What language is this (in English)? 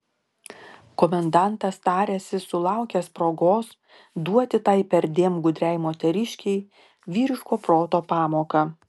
Lithuanian